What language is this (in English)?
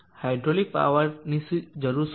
Gujarati